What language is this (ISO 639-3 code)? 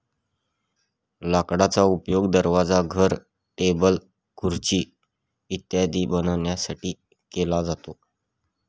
mar